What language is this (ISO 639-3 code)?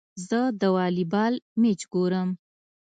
pus